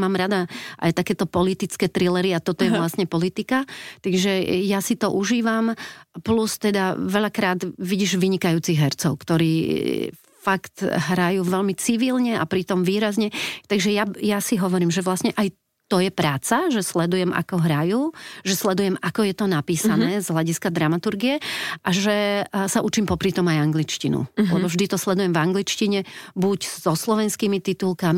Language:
Slovak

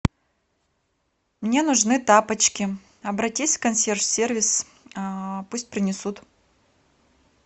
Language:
Russian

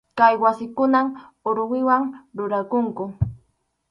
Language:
Arequipa-La Unión Quechua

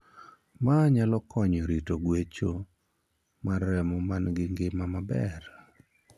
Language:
Luo (Kenya and Tanzania)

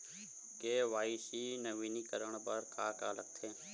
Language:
Chhattisgarhi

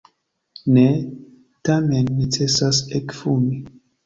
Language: Esperanto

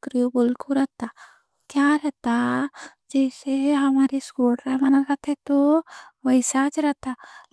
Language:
Deccan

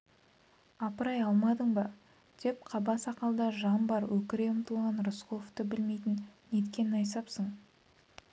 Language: Kazakh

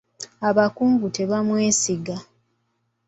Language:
Ganda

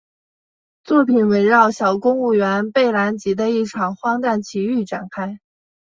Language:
Chinese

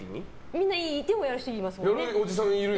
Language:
Japanese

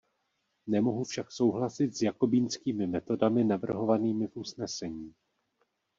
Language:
Czech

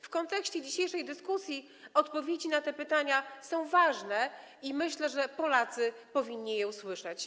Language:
Polish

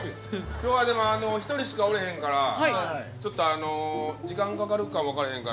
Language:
Japanese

